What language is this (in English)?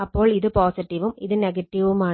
Malayalam